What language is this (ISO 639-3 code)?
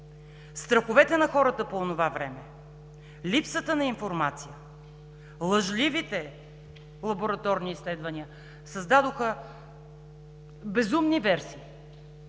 bul